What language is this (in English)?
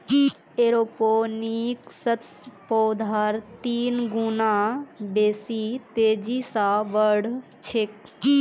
Magahi